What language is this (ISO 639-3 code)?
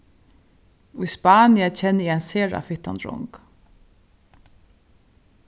fao